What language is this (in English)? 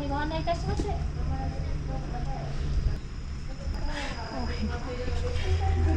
Japanese